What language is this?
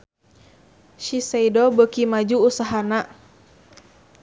Sundanese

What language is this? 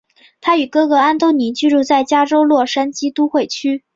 Chinese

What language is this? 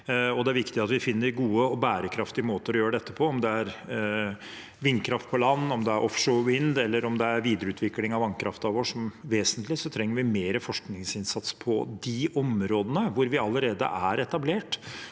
Norwegian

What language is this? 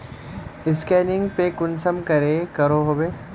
Magahi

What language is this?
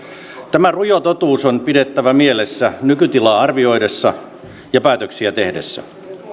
Finnish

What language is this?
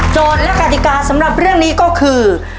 Thai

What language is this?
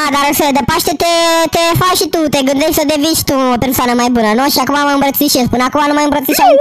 Romanian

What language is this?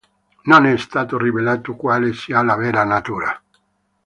Italian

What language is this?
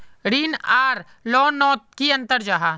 Magahi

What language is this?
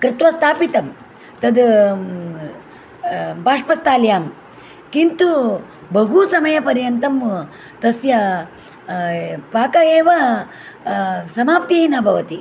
Sanskrit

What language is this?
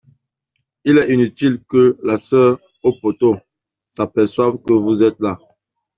French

